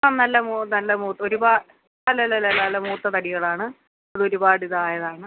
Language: Malayalam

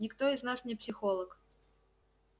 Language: Russian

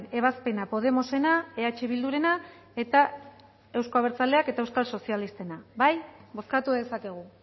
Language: Basque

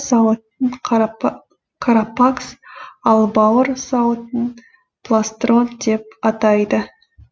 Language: Kazakh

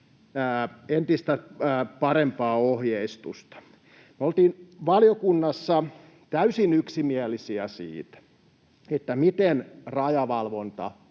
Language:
Finnish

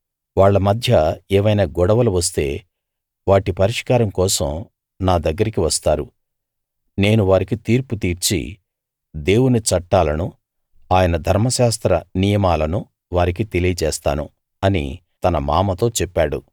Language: Telugu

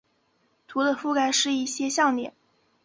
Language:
Chinese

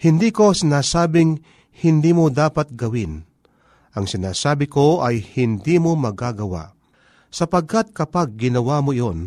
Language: Filipino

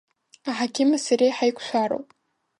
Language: Abkhazian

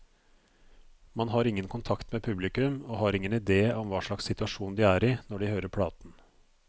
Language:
Norwegian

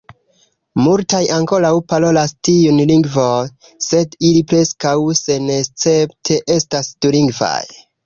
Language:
Esperanto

